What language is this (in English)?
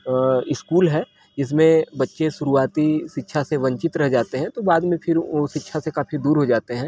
Hindi